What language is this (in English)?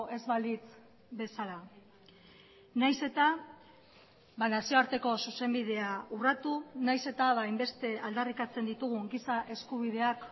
Basque